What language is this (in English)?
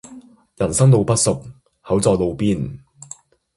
Cantonese